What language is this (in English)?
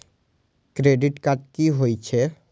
Maithili